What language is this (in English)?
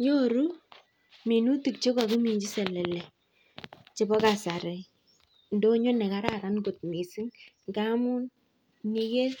Kalenjin